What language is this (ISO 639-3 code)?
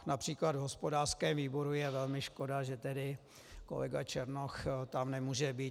ces